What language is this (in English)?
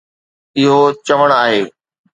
Sindhi